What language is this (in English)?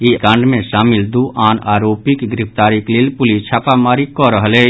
Maithili